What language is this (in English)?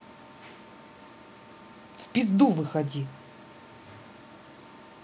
Russian